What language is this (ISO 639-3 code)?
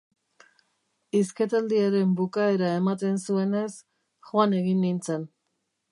eus